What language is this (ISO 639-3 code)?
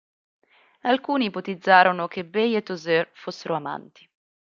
ita